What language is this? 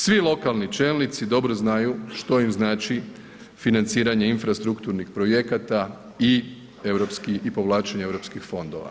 Croatian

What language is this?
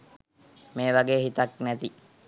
Sinhala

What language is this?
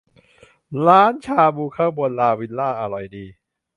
Thai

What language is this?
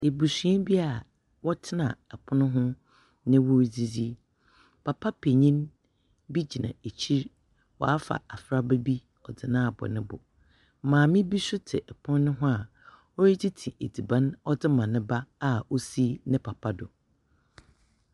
Akan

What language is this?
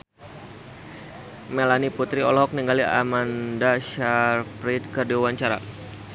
Sundanese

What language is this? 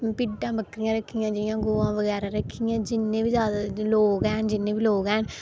Dogri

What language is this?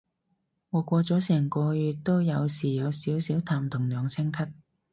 Cantonese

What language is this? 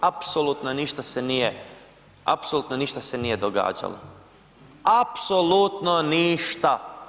Croatian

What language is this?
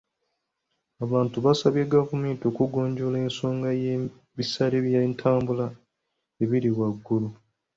Ganda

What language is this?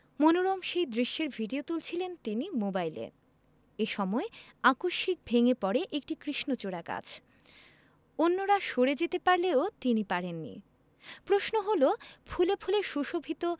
Bangla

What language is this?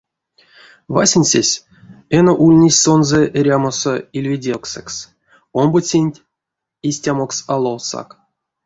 Erzya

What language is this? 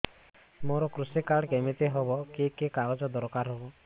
Odia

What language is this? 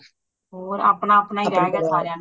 Punjabi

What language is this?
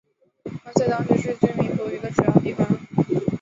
Chinese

